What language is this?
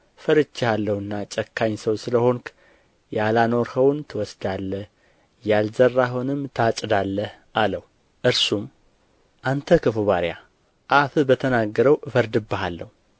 Amharic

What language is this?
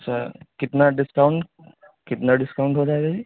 Urdu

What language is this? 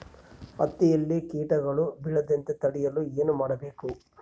Kannada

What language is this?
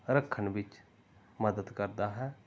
Punjabi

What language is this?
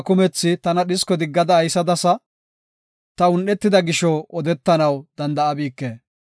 Gofa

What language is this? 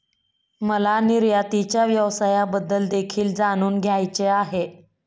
Marathi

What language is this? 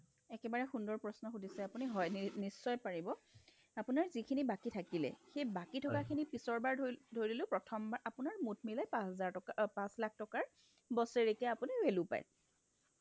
Assamese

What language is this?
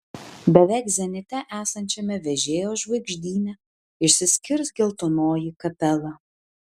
Lithuanian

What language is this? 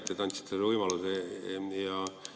Estonian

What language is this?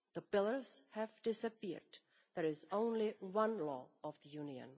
English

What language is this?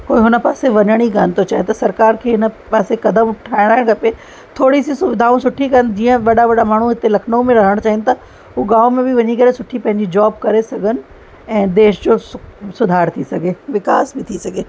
Sindhi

